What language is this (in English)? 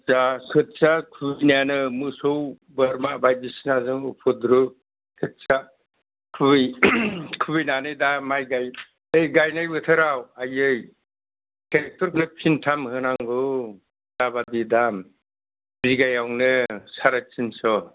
Bodo